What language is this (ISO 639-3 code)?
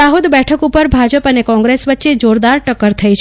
guj